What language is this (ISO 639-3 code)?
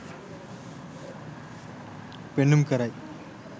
sin